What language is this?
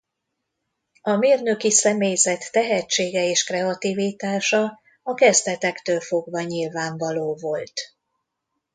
Hungarian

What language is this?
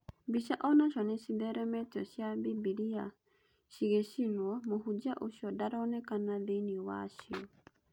Kikuyu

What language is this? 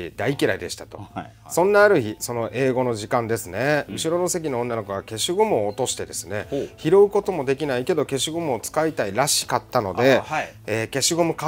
Japanese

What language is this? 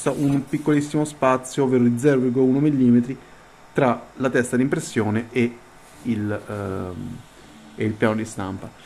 Italian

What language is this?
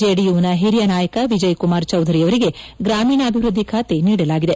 Kannada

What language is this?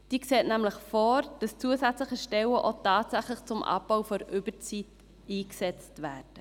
Swiss German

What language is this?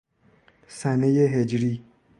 Persian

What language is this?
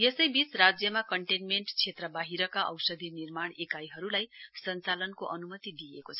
Nepali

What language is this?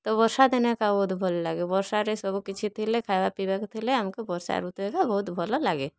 Odia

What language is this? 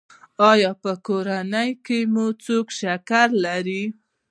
Pashto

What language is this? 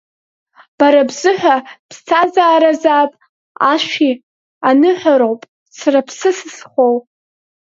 Abkhazian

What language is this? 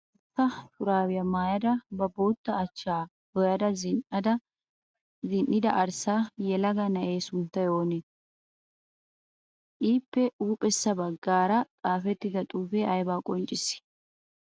Wolaytta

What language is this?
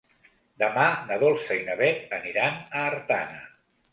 Catalan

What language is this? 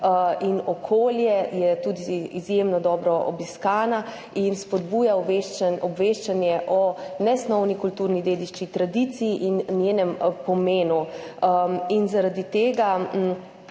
Slovenian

